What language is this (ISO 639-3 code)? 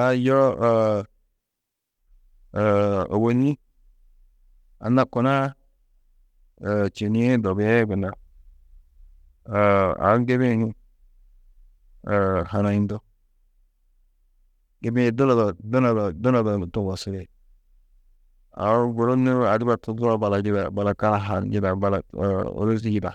tuq